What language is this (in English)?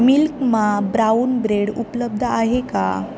Marathi